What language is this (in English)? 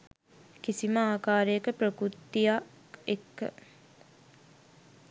Sinhala